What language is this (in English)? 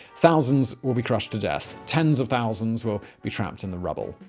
English